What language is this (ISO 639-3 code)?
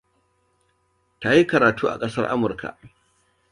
hau